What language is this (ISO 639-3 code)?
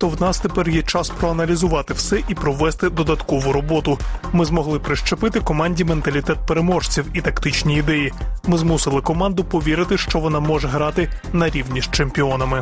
ukr